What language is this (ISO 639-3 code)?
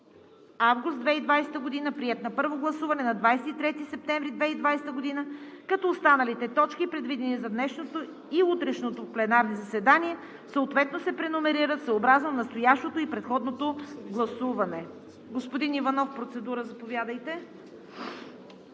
bul